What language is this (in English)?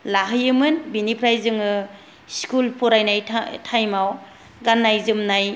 Bodo